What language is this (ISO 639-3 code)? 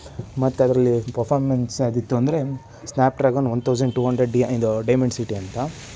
kan